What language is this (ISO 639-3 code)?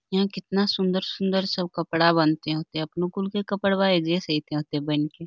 mag